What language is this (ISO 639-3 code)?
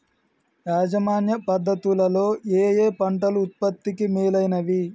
tel